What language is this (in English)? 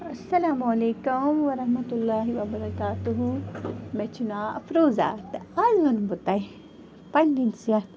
Kashmiri